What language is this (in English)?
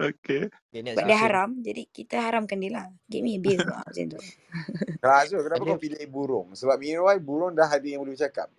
Malay